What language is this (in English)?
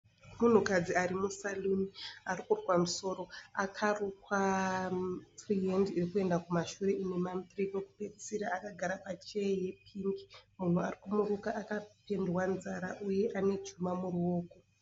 Shona